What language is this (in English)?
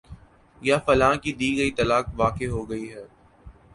Urdu